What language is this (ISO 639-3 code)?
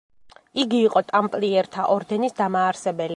kat